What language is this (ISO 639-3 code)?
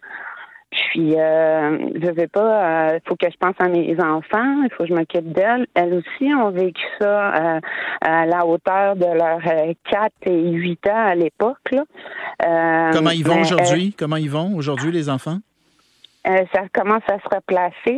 fra